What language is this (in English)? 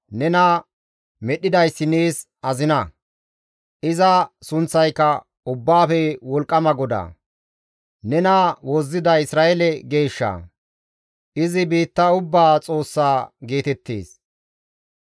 Gamo